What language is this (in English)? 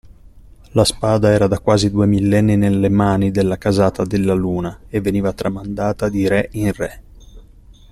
Italian